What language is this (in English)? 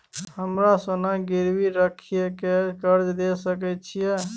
Maithili